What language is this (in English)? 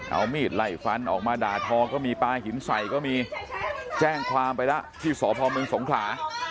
Thai